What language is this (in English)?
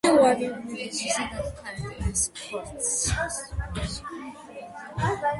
Georgian